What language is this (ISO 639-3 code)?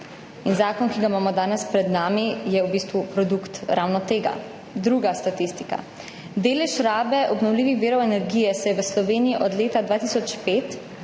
slv